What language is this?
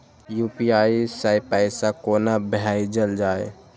Maithili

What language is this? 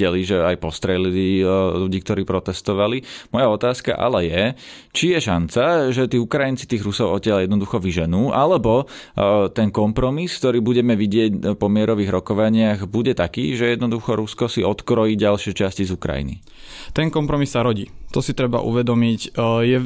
Slovak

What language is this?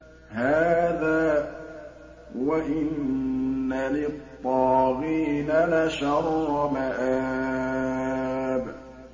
Arabic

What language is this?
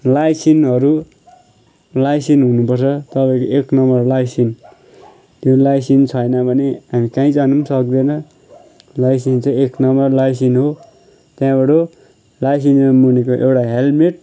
Nepali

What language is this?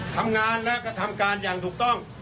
Thai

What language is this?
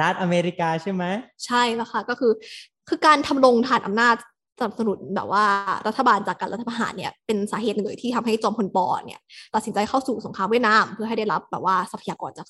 Thai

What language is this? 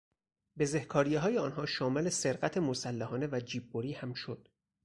Persian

